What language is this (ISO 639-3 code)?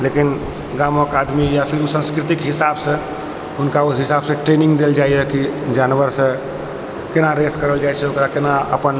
mai